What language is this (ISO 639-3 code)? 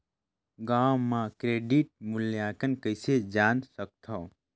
hne